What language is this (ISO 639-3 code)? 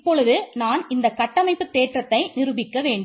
tam